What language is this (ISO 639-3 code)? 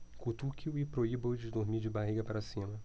por